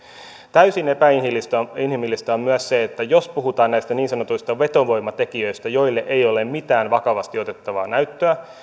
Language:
Finnish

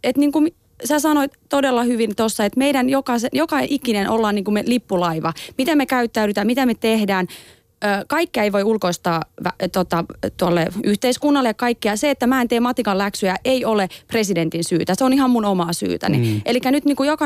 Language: Finnish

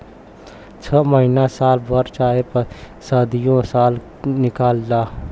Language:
Bhojpuri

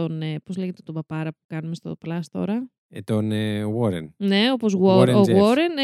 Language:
Greek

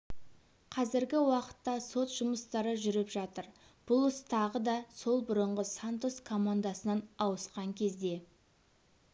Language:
Kazakh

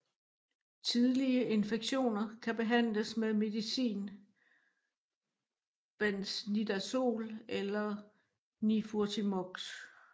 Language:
Danish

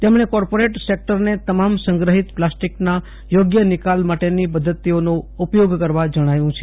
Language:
Gujarati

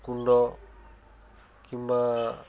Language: Odia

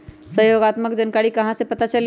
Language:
Magahi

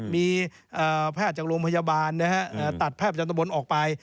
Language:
Thai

